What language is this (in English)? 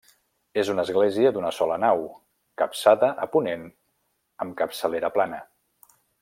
Catalan